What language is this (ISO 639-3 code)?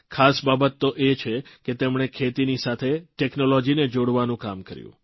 guj